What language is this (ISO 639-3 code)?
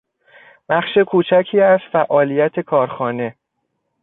fas